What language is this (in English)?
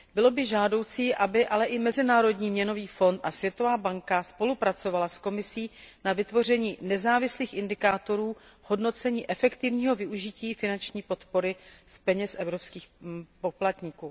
Czech